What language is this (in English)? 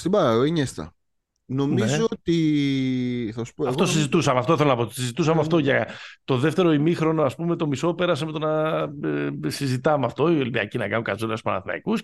Greek